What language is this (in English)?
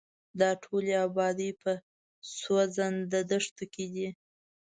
Pashto